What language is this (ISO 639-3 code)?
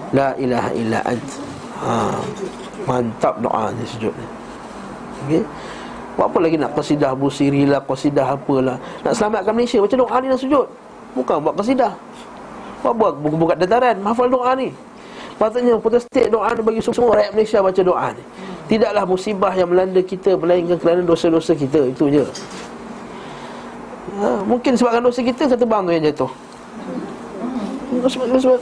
msa